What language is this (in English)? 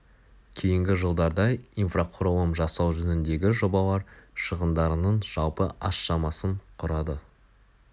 Kazakh